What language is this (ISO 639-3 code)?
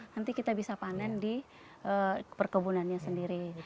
ind